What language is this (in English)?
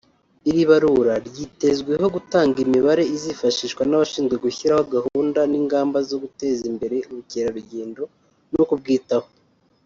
Kinyarwanda